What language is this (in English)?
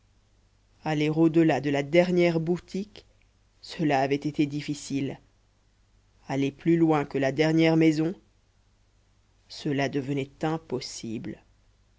French